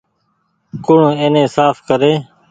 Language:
Goaria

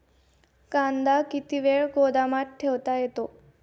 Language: Marathi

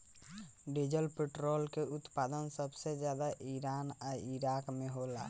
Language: Bhojpuri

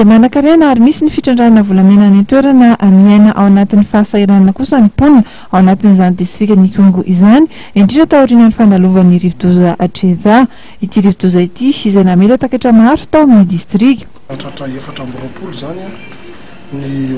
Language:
Romanian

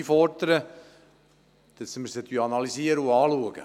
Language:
Swiss German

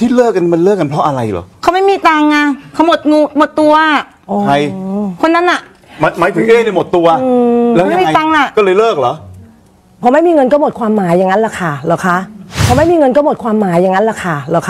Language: Thai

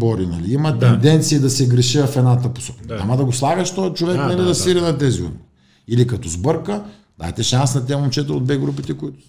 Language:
Bulgarian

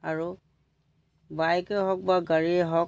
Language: Assamese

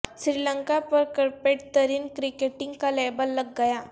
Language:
Urdu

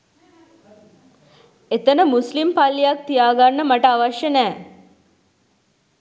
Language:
Sinhala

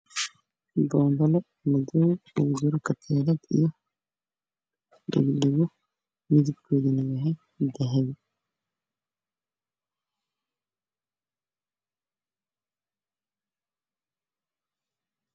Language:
Somali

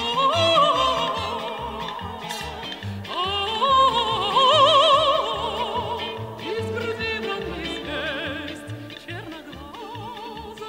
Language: Romanian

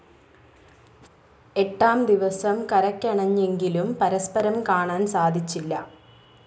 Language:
Malayalam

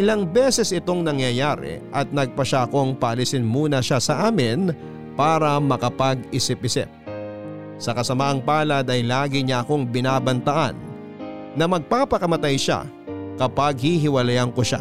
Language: Filipino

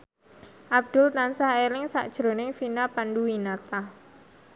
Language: Javanese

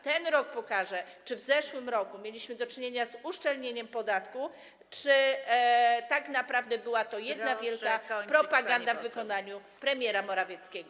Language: Polish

